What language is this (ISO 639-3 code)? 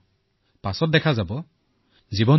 asm